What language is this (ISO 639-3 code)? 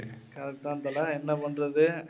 tam